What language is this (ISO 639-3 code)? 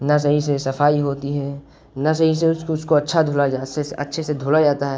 urd